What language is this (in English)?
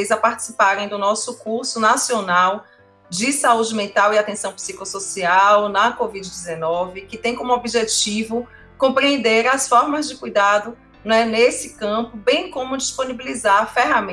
Portuguese